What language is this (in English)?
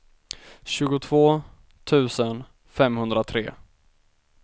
Swedish